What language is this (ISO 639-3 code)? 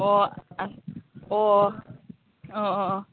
mni